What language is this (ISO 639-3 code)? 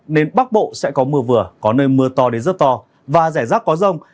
vie